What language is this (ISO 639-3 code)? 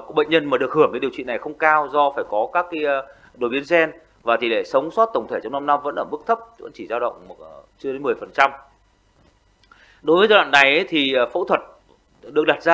vie